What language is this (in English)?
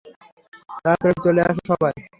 Bangla